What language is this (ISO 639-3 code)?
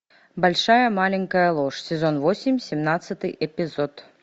rus